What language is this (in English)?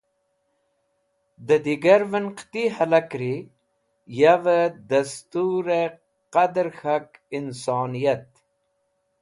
Wakhi